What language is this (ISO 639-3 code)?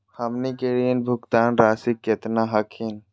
mag